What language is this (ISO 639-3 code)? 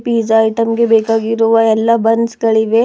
kan